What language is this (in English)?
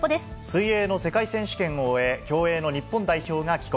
Japanese